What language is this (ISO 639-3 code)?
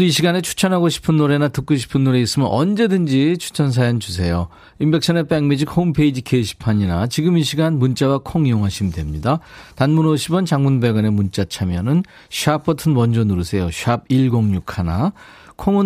kor